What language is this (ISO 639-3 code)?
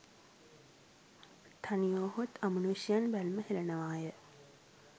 sin